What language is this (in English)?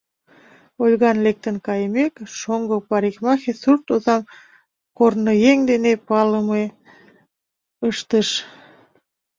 Mari